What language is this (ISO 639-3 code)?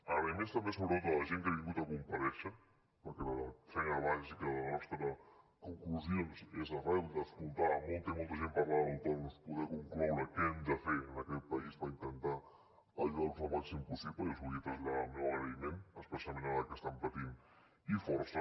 cat